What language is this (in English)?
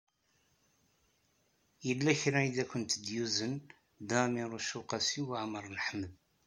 Kabyle